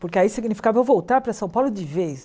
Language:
Portuguese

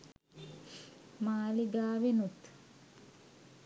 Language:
Sinhala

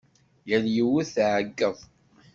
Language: Kabyle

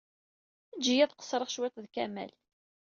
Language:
Kabyle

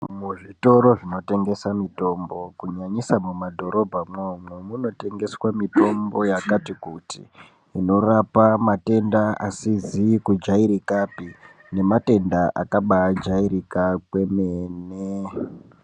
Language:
Ndau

